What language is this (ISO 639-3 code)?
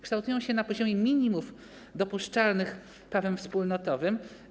pol